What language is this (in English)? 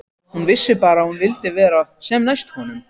Icelandic